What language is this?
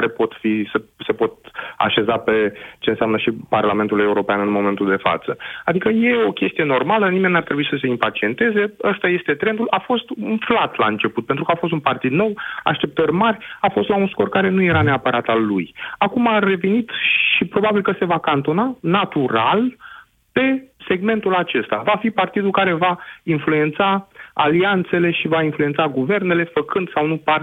Romanian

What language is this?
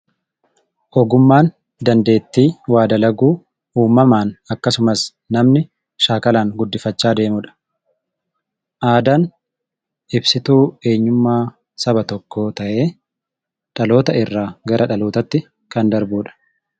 Oromo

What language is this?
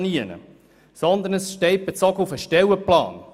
Swiss German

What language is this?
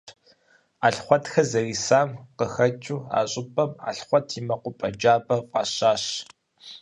Kabardian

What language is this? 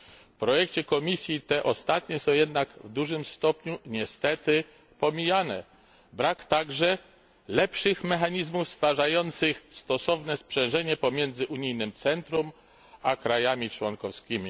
Polish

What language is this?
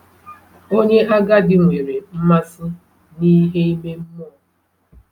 Igbo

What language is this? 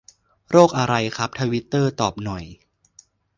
Thai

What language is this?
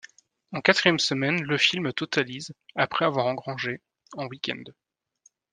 French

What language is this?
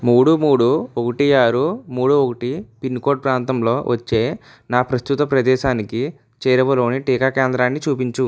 Telugu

